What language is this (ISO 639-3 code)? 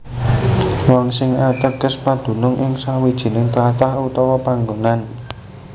jav